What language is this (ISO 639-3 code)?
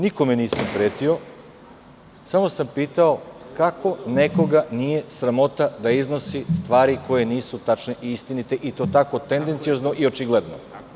srp